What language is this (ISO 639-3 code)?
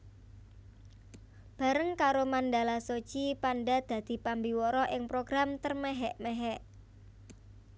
jav